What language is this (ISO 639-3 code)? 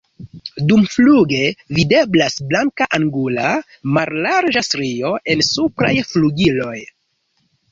epo